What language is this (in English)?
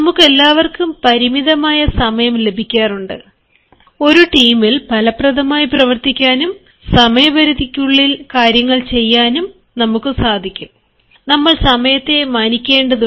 Malayalam